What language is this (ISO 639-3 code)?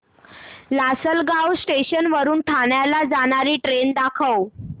mar